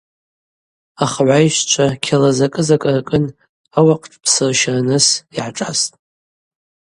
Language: Abaza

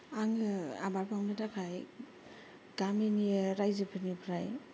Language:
Bodo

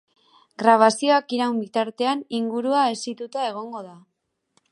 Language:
Basque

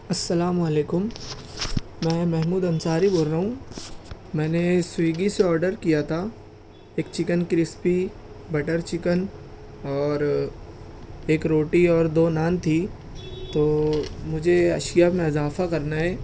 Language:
Urdu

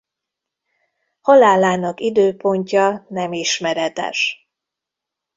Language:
Hungarian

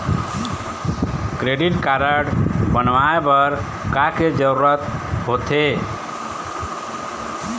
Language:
Chhattisgarhi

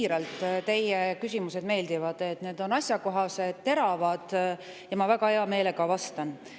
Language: Estonian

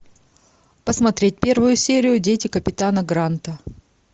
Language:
Russian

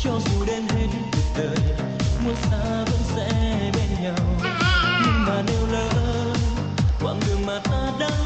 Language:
Vietnamese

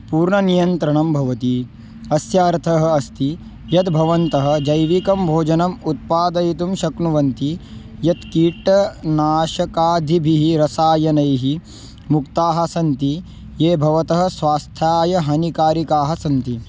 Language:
Sanskrit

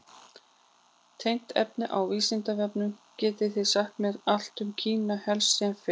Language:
Icelandic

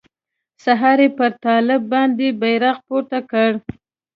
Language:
Pashto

